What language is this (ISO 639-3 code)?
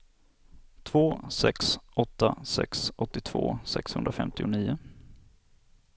swe